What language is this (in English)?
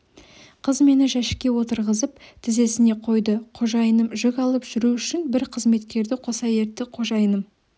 Kazakh